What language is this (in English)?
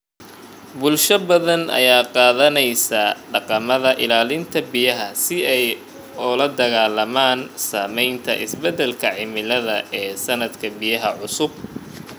Somali